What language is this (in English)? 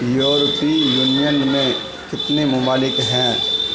Urdu